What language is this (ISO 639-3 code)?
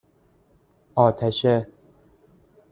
fas